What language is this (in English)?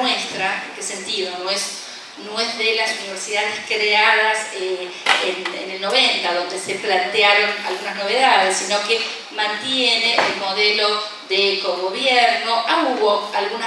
Spanish